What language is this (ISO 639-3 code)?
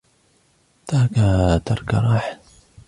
ara